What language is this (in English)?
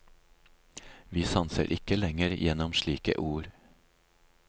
Norwegian